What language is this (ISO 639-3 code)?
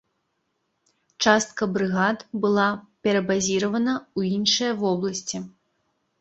bel